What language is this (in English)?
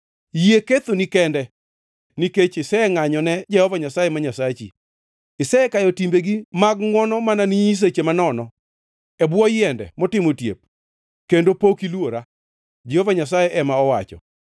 Luo (Kenya and Tanzania)